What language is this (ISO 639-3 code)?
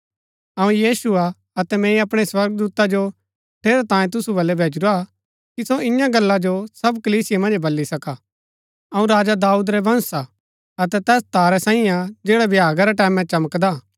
gbk